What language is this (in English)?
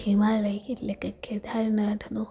Gujarati